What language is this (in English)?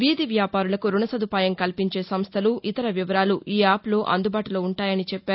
Telugu